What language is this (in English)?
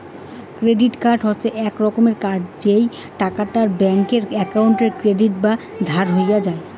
Bangla